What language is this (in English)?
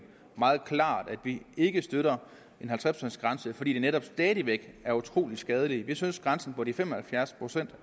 Danish